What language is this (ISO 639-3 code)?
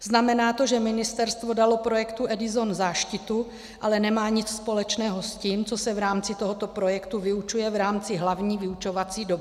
ces